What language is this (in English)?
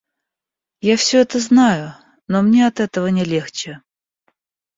Russian